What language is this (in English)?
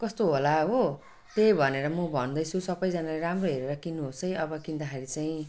Nepali